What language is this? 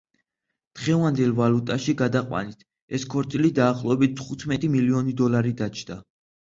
Georgian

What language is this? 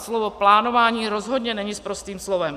Czech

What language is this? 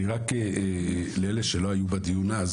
Hebrew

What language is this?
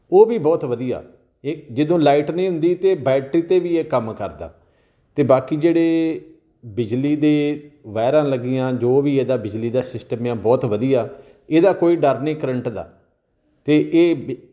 Punjabi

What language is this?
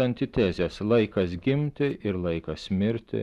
Lithuanian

